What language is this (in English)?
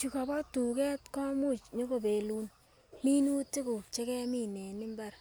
Kalenjin